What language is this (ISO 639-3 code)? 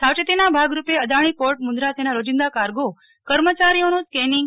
guj